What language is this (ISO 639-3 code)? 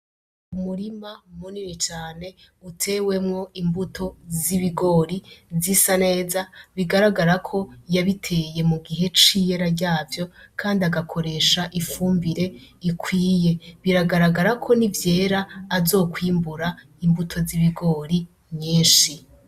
run